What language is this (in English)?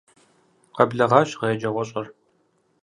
Kabardian